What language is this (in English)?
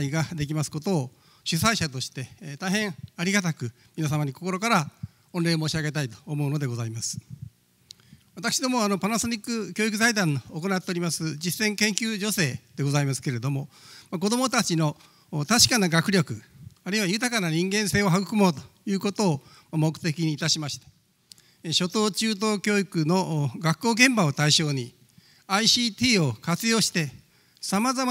Japanese